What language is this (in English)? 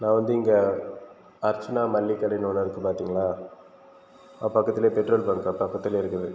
Tamil